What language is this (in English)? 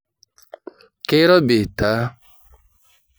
Masai